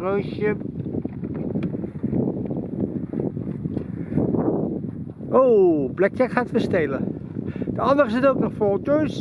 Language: Dutch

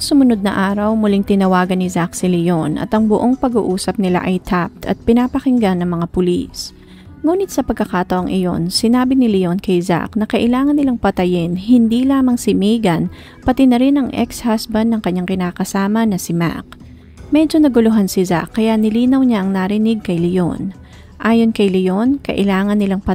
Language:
Filipino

